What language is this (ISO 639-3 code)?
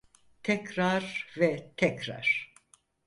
tur